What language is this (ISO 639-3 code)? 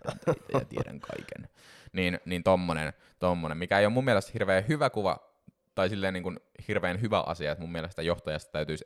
fin